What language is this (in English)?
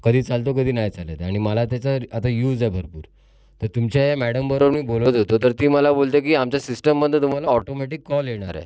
Marathi